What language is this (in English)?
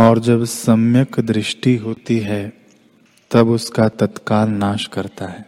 Hindi